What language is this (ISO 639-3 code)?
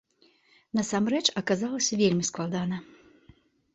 bel